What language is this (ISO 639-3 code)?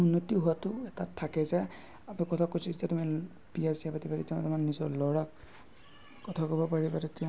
asm